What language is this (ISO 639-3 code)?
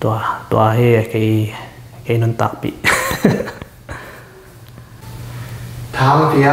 tha